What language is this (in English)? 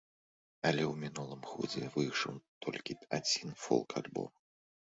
Belarusian